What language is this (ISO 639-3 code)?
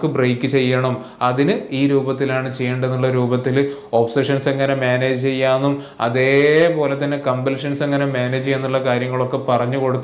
mal